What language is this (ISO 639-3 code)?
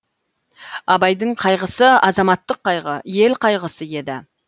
kaz